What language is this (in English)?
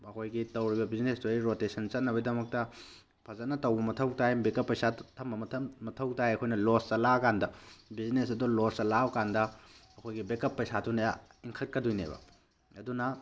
Manipuri